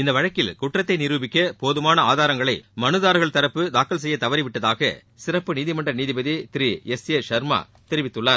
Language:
Tamil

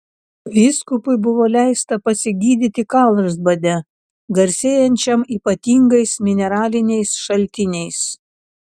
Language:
Lithuanian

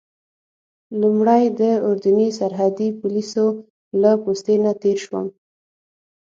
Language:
Pashto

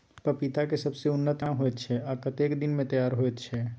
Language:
Maithili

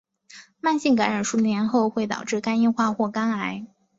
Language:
Chinese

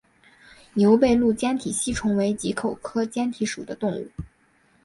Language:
Chinese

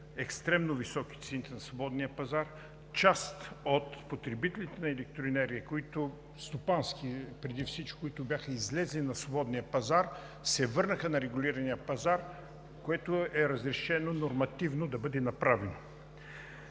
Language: Bulgarian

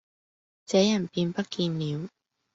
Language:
Cantonese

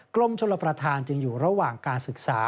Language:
Thai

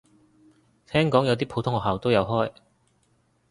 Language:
Cantonese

